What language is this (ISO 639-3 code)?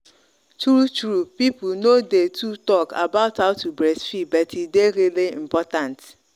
pcm